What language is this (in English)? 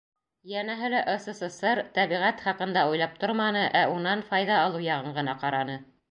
Bashkir